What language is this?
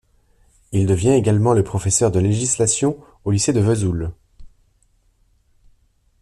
French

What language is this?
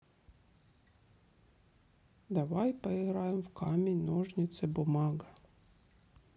Russian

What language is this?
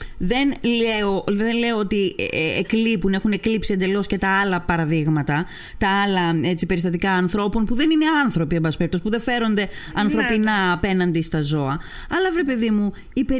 Greek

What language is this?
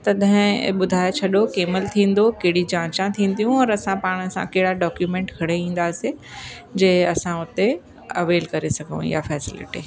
Sindhi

